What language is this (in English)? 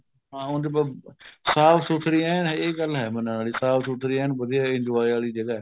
Punjabi